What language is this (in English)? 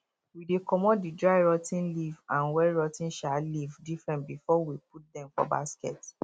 Nigerian Pidgin